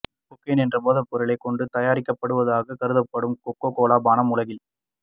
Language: Tamil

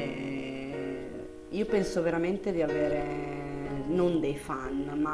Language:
Italian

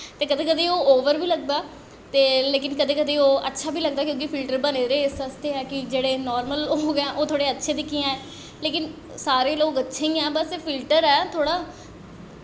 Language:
Dogri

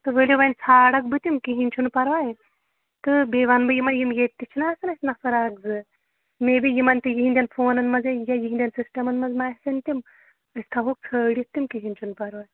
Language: Kashmiri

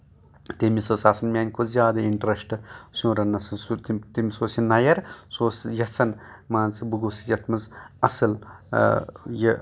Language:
Kashmiri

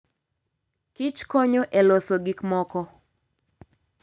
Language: Luo (Kenya and Tanzania)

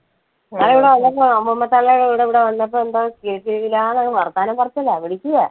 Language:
Malayalam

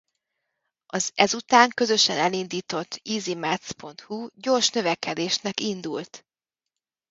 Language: Hungarian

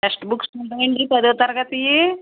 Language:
Telugu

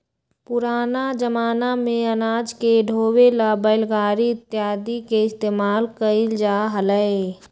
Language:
Magahi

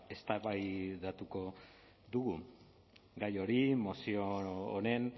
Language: Basque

